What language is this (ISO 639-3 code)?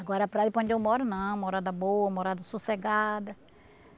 por